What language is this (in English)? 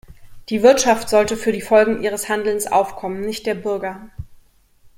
German